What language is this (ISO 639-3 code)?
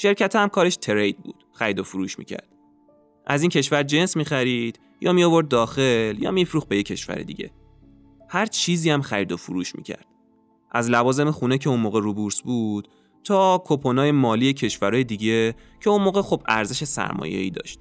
fas